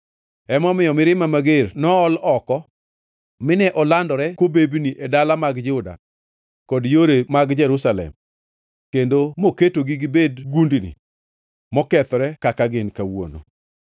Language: Luo (Kenya and Tanzania)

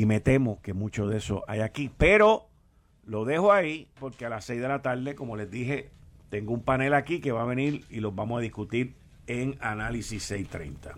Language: Spanish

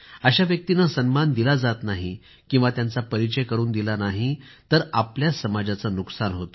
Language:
Marathi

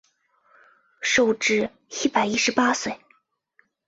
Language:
Chinese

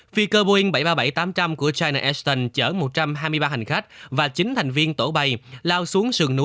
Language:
Vietnamese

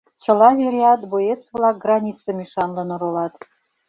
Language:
Mari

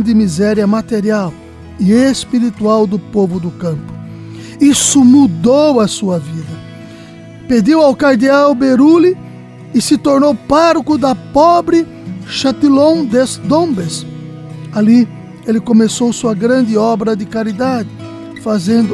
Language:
Portuguese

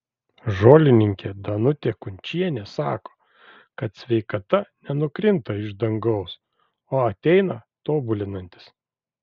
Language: Lithuanian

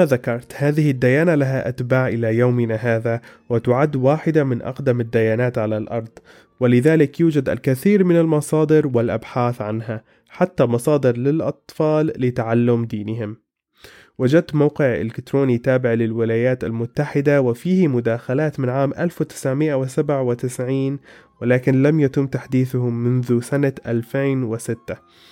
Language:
Arabic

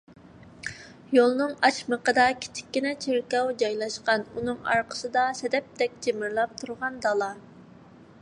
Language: Uyghur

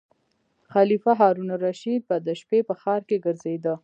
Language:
Pashto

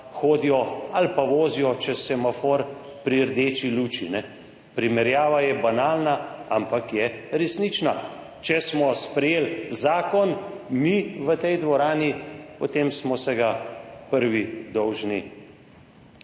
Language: Slovenian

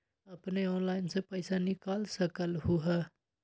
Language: Magahi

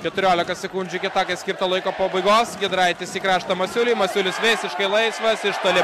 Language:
Lithuanian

